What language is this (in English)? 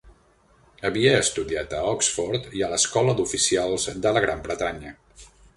Catalan